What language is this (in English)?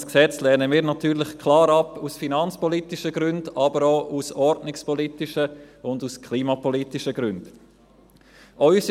Swiss German